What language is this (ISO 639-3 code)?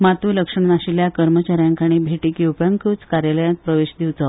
kok